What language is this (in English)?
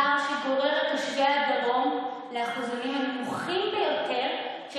Hebrew